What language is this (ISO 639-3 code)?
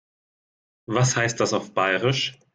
deu